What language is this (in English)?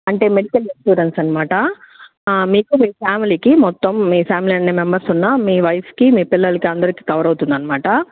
Telugu